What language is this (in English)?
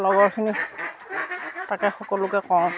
Assamese